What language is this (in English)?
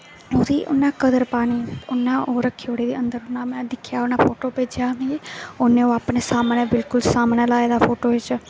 Dogri